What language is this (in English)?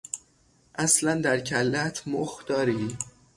Persian